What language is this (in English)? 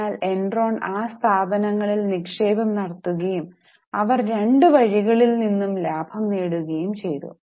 Malayalam